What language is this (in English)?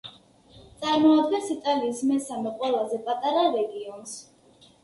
Georgian